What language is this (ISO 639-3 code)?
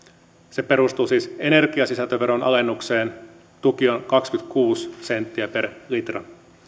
fin